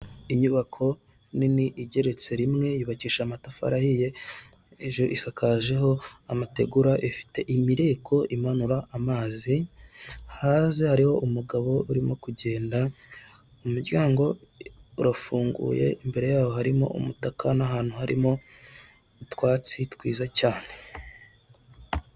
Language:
Kinyarwanda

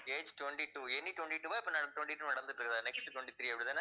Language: Tamil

